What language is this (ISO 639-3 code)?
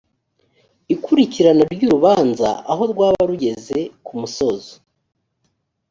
kin